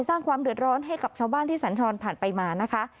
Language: Thai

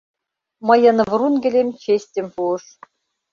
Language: Mari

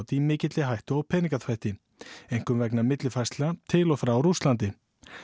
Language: Icelandic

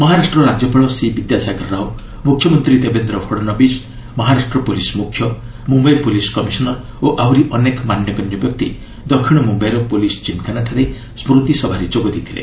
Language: Odia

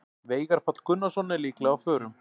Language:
Icelandic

